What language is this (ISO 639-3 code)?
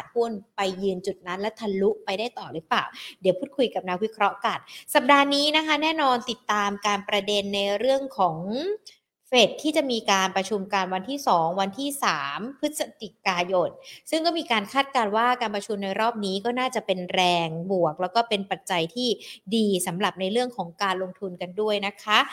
tha